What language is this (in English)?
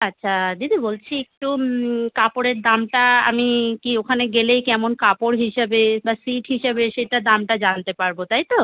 Bangla